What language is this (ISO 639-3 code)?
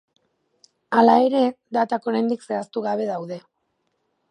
eus